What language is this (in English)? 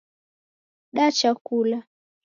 Taita